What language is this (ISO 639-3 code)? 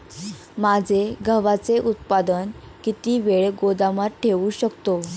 mar